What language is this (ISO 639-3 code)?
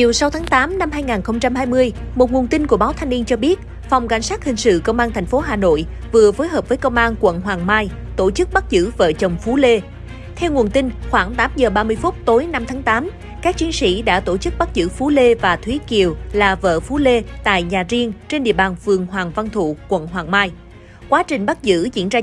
vie